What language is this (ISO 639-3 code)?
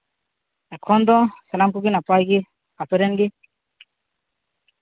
sat